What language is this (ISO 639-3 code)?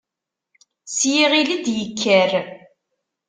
kab